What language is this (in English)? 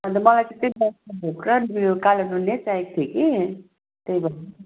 Nepali